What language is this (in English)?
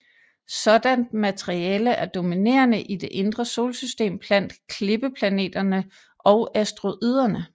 Danish